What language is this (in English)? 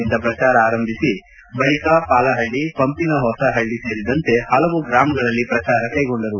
Kannada